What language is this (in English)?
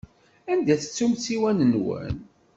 Kabyle